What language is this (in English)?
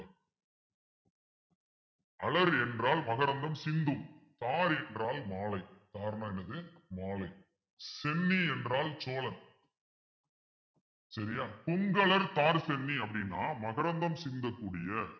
Tamil